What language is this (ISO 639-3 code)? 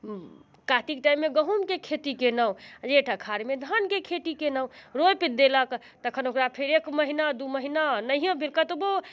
mai